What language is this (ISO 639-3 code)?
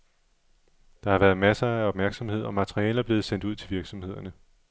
dan